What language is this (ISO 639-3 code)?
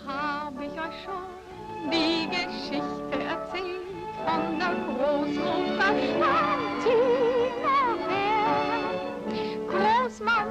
deu